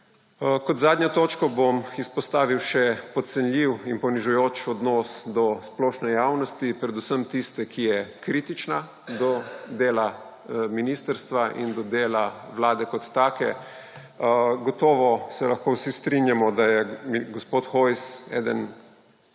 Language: Slovenian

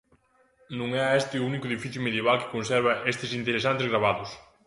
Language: Galician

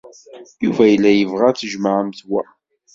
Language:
Kabyle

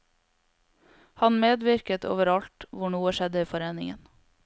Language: Norwegian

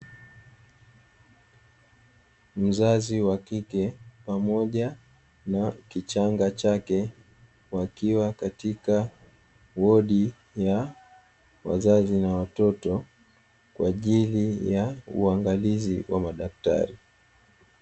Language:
Swahili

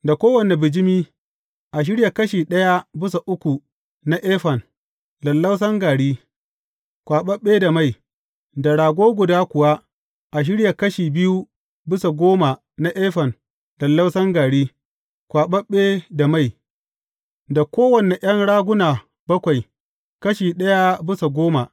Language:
Hausa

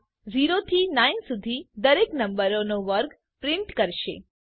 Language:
Gujarati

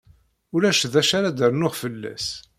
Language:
Kabyle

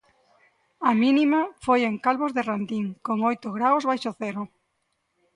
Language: Galician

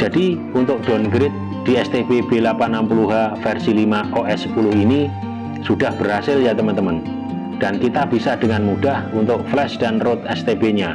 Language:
Indonesian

